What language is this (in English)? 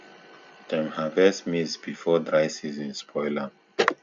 Nigerian Pidgin